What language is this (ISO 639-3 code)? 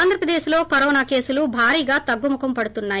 tel